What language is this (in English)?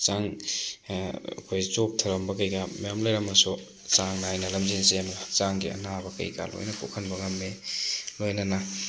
Manipuri